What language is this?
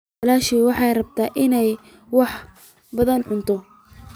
Somali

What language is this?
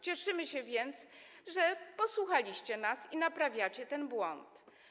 Polish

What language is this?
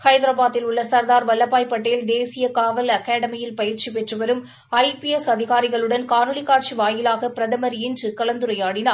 Tamil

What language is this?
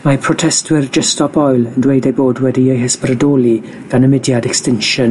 Welsh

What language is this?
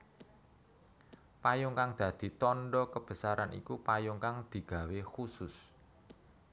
Javanese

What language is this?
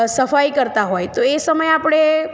Gujarati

